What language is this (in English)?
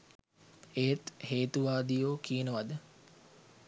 Sinhala